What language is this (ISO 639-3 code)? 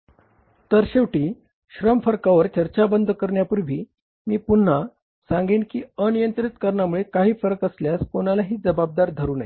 mar